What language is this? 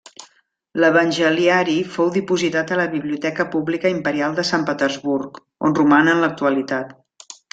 Catalan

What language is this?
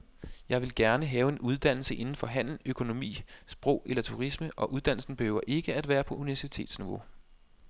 Danish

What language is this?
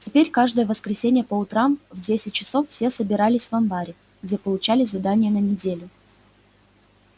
Russian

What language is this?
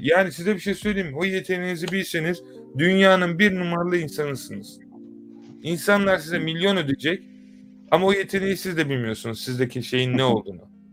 Turkish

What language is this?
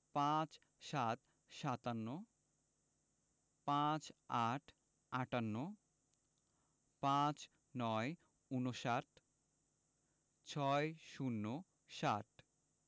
Bangla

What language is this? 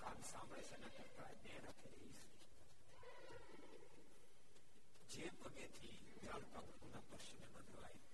Gujarati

